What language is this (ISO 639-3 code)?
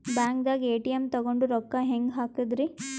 kan